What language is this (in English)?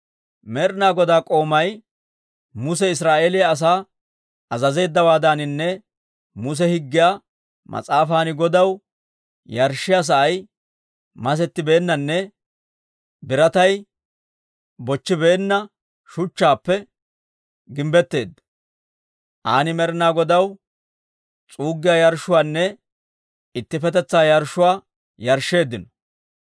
Dawro